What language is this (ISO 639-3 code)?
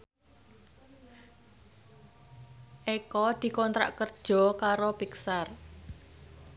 jav